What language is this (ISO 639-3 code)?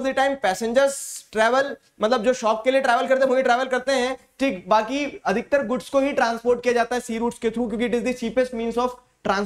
hin